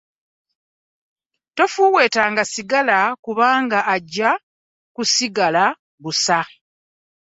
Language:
Ganda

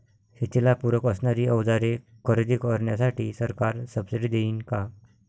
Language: Marathi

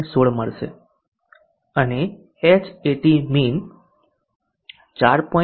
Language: Gujarati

